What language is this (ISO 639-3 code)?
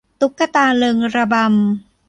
tha